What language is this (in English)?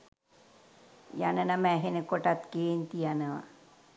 Sinhala